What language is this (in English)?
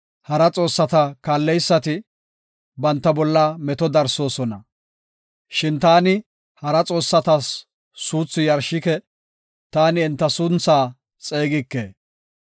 Gofa